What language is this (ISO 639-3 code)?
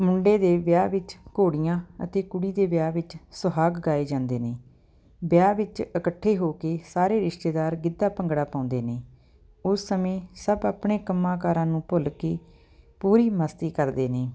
pan